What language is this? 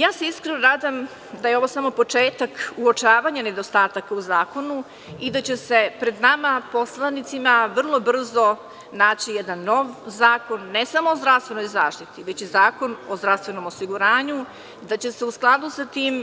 Serbian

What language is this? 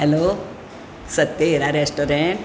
Konkani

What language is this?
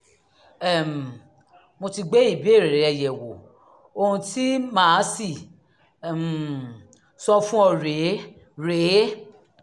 Yoruba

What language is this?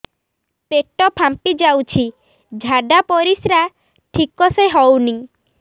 Odia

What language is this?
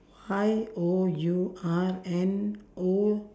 English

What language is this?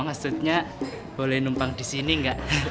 Indonesian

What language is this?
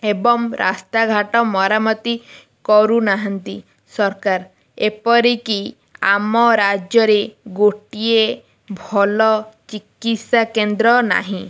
Odia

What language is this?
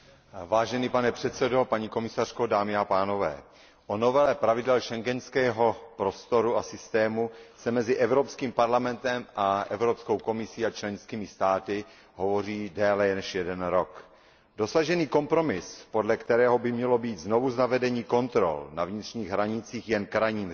Czech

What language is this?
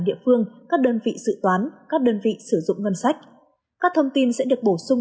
Vietnamese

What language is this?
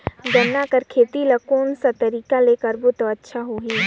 Chhattisgarhi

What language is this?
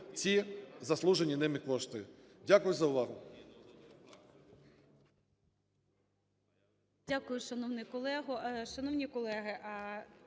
Ukrainian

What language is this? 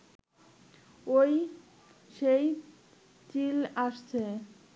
Bangla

